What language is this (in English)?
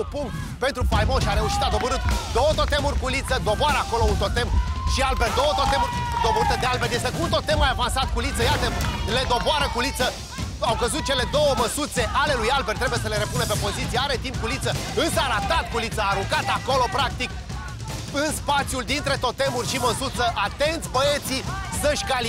Romanian